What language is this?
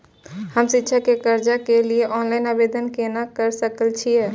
Maithili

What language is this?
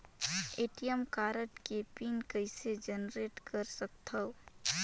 Chhattisgarhi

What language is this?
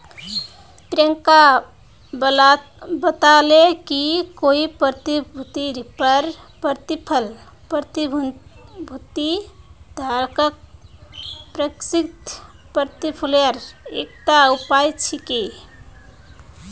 Magahi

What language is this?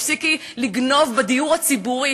Hebrew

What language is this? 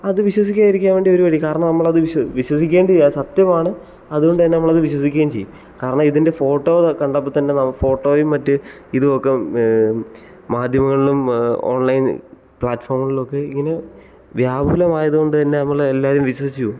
Malayalam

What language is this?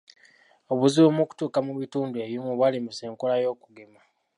Ganda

